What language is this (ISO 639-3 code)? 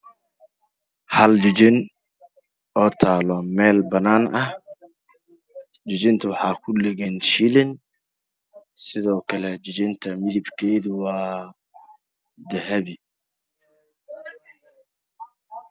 som